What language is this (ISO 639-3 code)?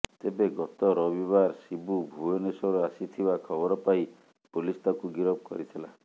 ori